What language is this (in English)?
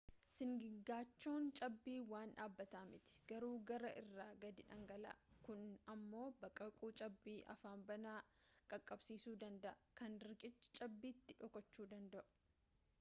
Oromo